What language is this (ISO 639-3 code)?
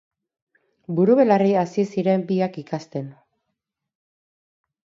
eus